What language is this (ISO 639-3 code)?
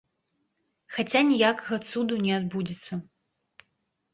bel